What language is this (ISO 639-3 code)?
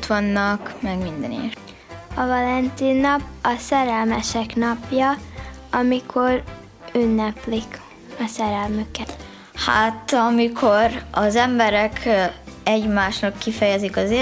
hun